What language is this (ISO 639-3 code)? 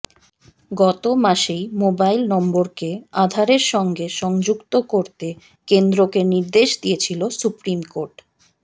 ben